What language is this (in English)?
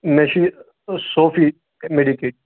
Kashmiri